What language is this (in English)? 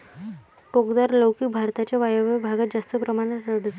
Marathi